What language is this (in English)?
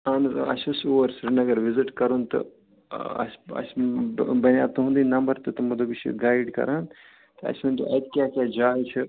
Kashmiri